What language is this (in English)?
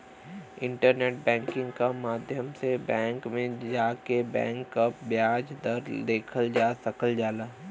Bhojpuri